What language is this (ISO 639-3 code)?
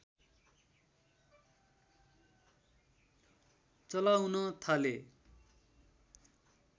nep